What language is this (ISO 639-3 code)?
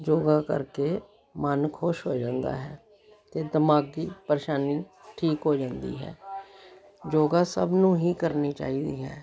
pan